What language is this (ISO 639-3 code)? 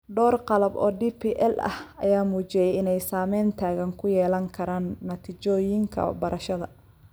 som